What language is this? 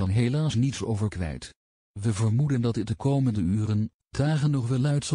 Dutch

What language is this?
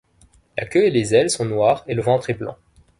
French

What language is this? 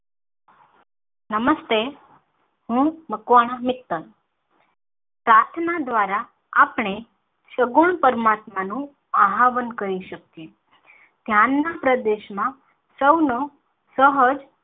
Gujarati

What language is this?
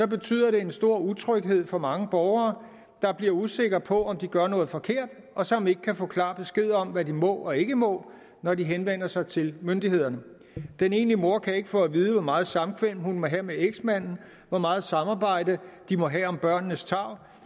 Danish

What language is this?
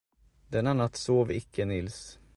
Swedish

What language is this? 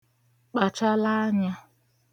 Igbo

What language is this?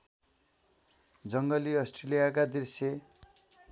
Nepali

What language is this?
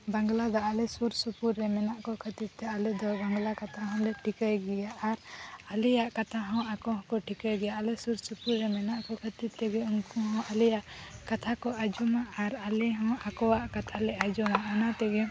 Santali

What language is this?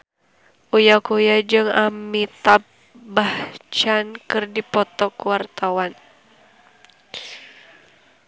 Sundanese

